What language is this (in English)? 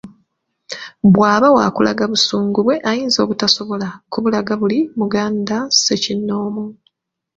Ganda